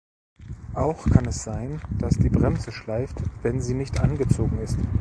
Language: German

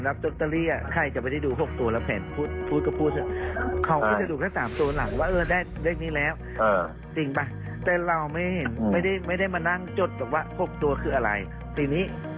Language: Thai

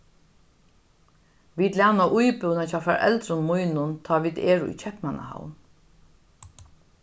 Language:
Faroese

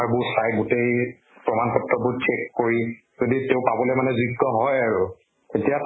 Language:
Assamese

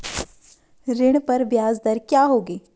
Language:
Hindi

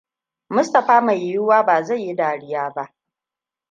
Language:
Hausa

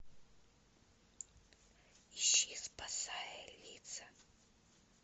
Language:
Russian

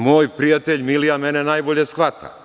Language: Serbian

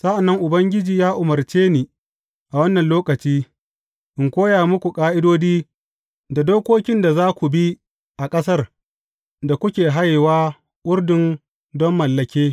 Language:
Hausa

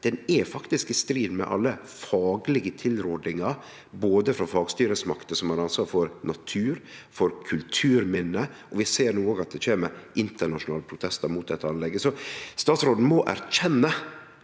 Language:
Norwegian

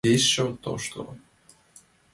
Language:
Mari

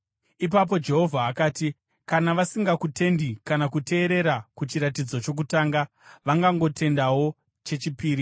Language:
Shona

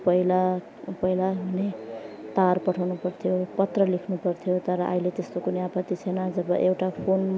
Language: Nepali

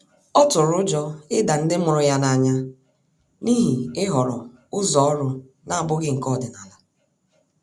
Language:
Igbo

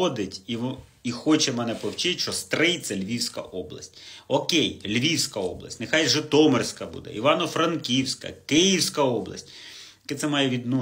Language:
Ukrainian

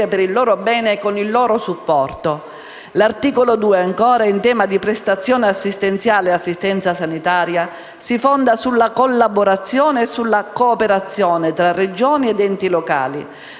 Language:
Italian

